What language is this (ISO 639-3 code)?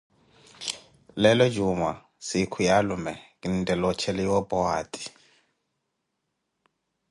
eko